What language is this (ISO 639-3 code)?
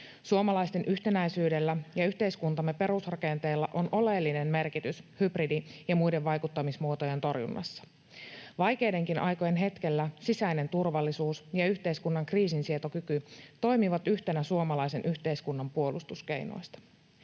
fin